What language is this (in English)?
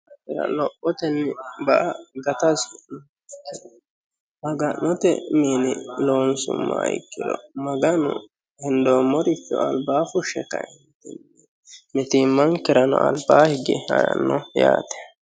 Sidamo